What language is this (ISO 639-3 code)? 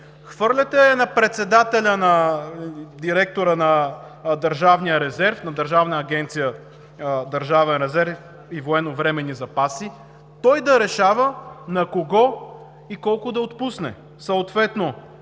bul